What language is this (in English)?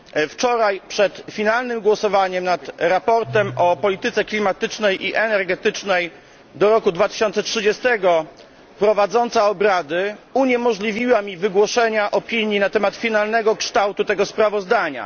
Polish